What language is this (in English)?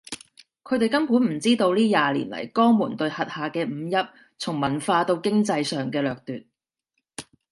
Cantonese